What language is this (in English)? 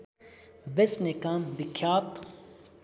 Nepali